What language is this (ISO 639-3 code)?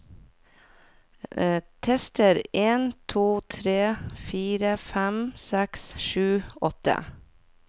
nor